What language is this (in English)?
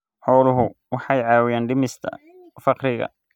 Somali